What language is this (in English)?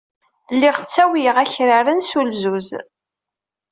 Kabyle